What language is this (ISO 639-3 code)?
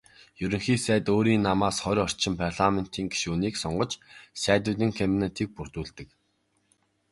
mon